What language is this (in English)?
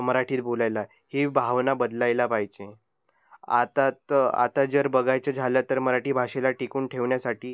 Marathi